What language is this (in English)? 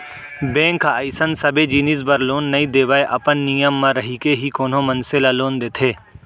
Chhattisgarhi